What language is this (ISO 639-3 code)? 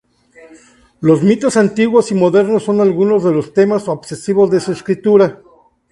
spa